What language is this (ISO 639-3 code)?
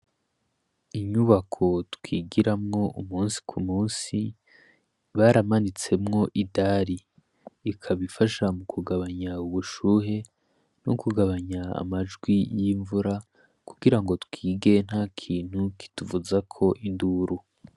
run